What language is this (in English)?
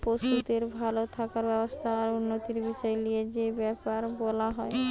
Bangla